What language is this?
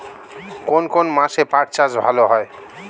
Bangla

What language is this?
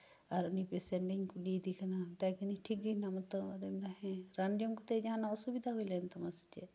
Santali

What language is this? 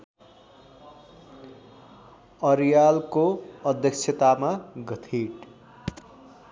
Nepali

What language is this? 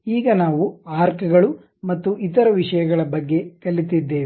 Kannada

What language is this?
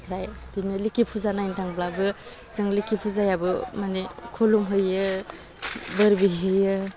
Bodo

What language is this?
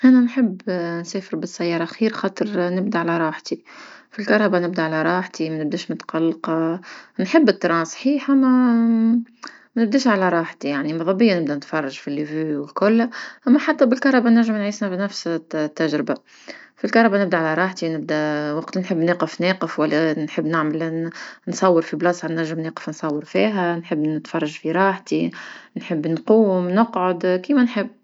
Tunisian Arabic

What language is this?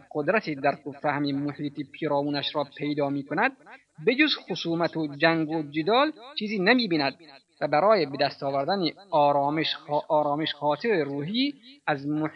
Persian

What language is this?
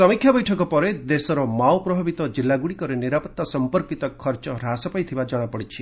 Odia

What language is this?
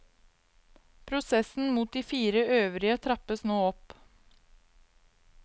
Norwegian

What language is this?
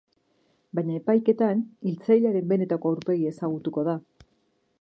Basque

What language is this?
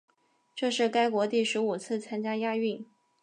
Chinese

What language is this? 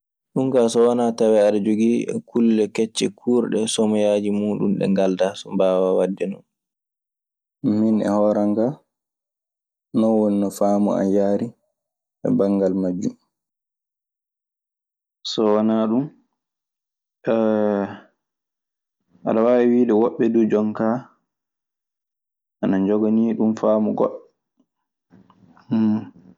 Maasina Fulfulde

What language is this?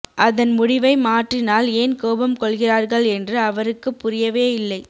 Tamil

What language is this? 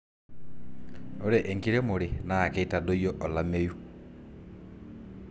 Masai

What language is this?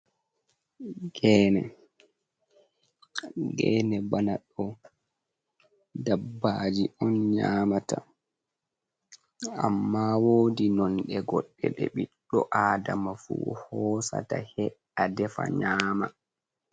Fula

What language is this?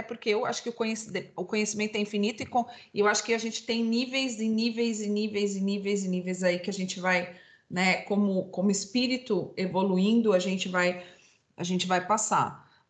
Portuguese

